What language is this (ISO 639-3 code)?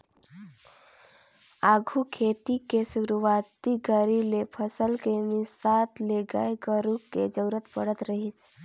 hne